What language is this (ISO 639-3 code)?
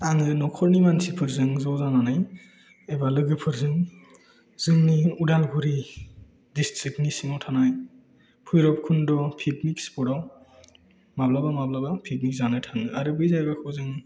brx